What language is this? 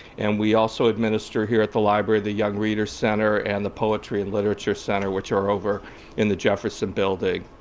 English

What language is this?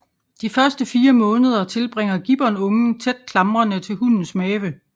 Danish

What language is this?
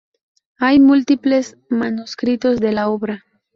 Spanish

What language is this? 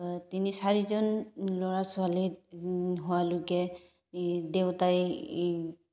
Assamese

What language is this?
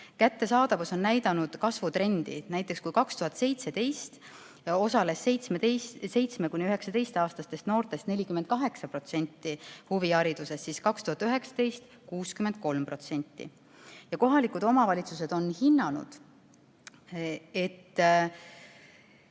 Estonian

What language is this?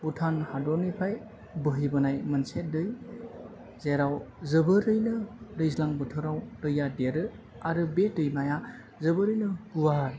Bodo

